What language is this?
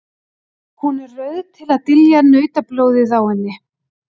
Icelandic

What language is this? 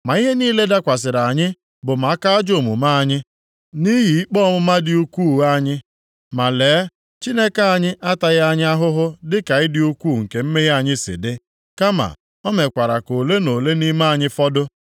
Igbo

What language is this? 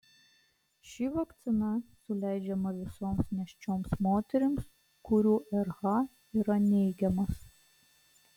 Lithuanian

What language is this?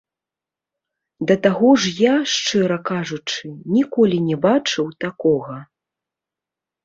Belarusian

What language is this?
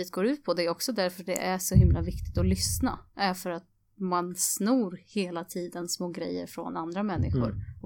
Swedish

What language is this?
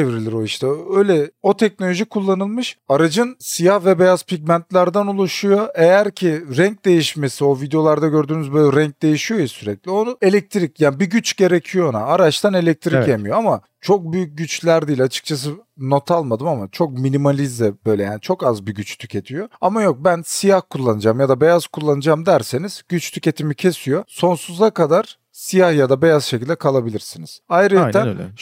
Turkish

